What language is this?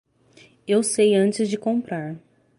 Portuguese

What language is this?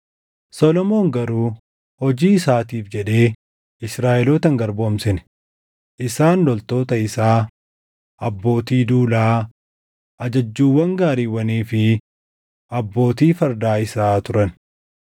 Oromo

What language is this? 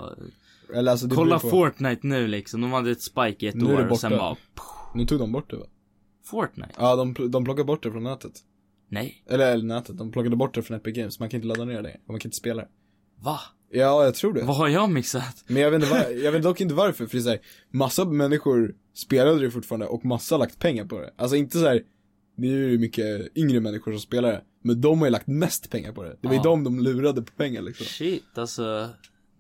Swedish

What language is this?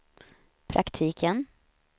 Swedish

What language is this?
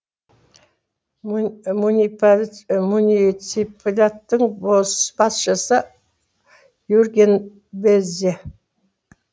Kazakh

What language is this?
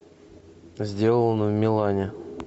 Russian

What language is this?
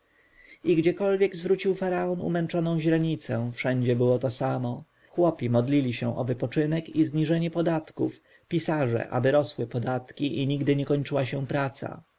Polish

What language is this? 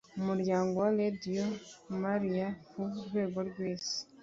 Kinyarwanda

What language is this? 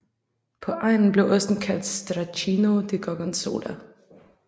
Danish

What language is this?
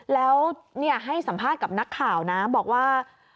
Thai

